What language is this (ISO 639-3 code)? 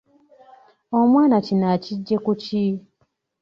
lug